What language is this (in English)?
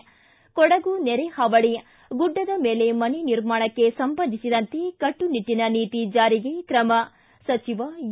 Kannada